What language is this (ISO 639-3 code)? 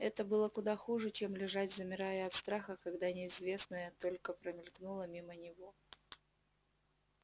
rus